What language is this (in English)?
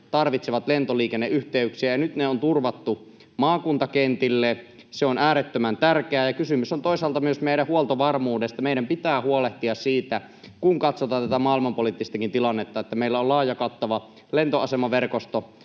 Finnish